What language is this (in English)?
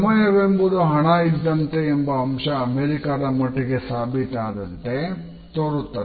Kannada